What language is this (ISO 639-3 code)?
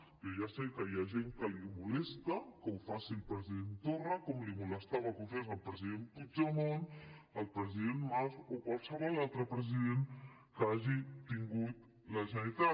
cat